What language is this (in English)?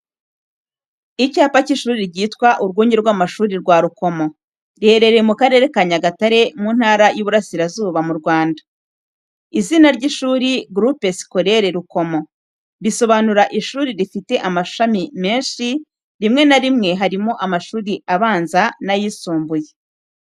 Kinyarwanda